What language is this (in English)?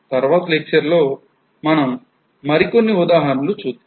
Telugu